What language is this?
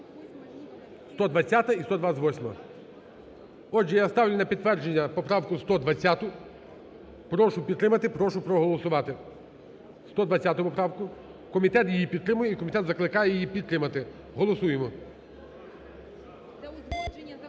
Ukrainian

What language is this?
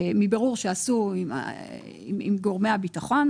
Hebrew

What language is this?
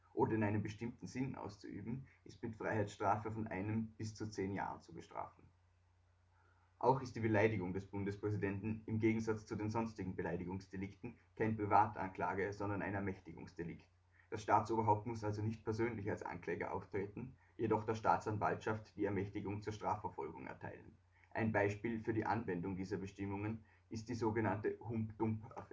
German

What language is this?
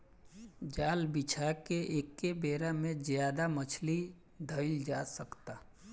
Bhojpuri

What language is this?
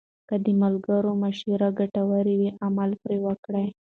Pashto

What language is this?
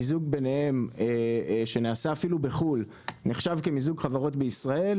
Hebrew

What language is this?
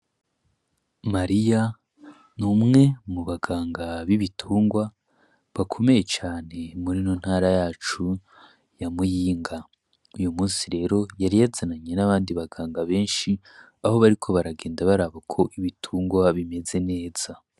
Rundi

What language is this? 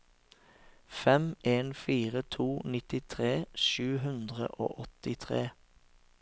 Norwegian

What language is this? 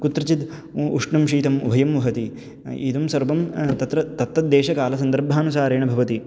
Sanskrit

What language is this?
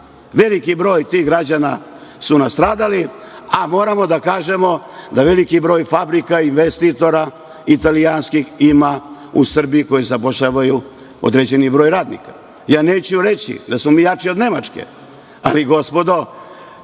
Serbian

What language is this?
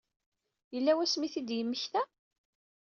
Kabyle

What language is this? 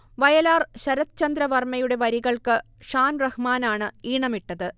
Malayalam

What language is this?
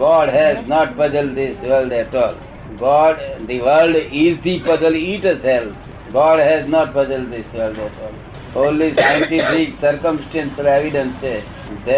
Gujarati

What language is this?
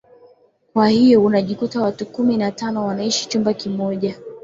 Swahili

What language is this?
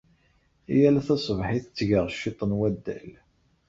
Kabyle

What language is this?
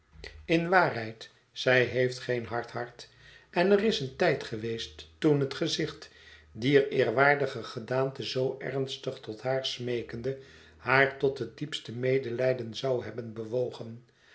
Dutch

